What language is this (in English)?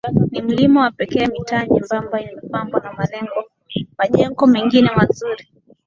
Swahili